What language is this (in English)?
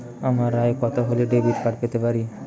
Bangla